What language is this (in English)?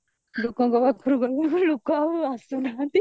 Odia